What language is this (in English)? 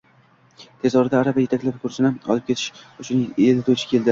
Uzbek